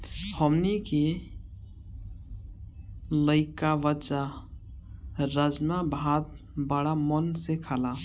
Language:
Bhojpuri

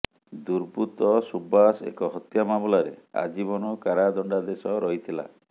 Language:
Odia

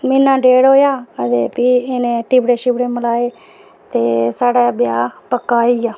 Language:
Dogri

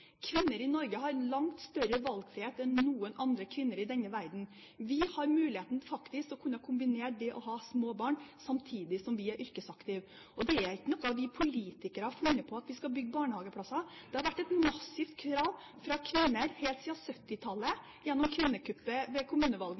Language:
Norwegian Bokmål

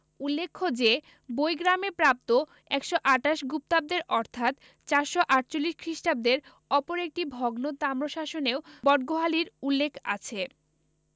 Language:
Bangla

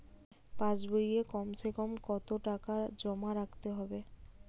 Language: Bangla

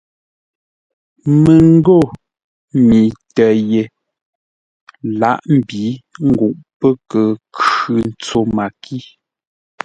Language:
Ngombale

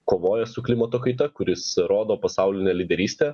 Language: Lithuanian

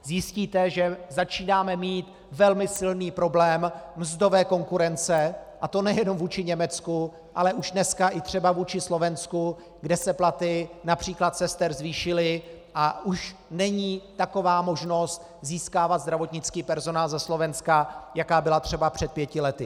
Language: Czech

